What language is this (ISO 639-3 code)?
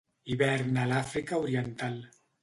cat